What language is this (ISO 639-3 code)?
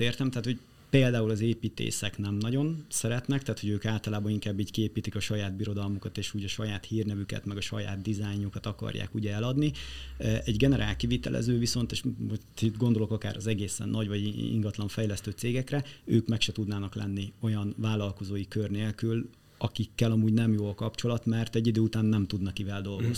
hun